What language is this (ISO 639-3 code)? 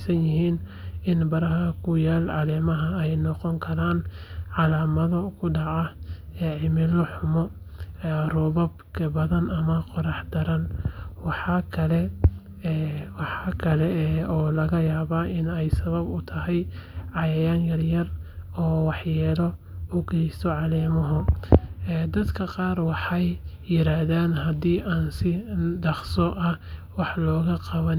som